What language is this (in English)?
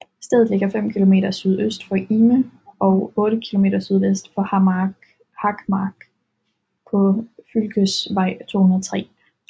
Danish